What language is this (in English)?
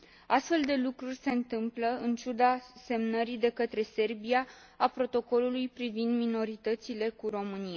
Romanian